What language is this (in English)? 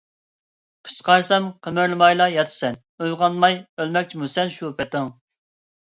Uyghur